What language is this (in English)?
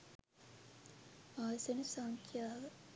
Sinhala